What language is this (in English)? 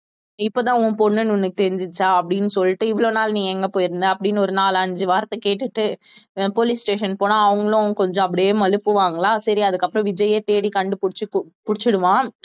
Tamil